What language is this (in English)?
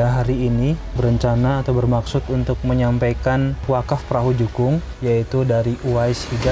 Indonesian